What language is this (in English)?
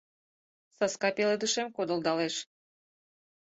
Mari